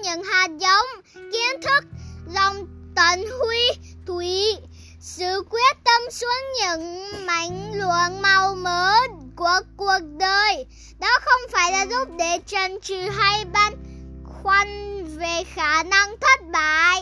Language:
Vietnamese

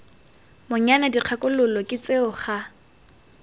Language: Tswana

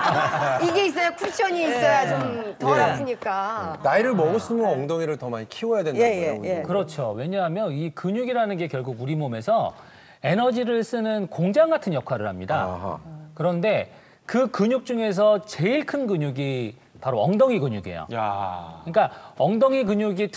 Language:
Korean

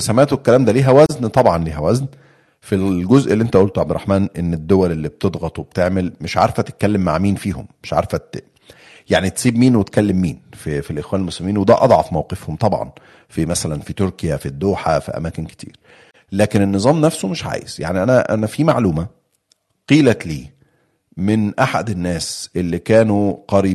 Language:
Arabic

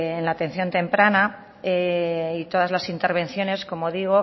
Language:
Spanish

